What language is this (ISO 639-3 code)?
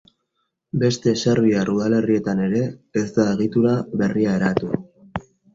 eus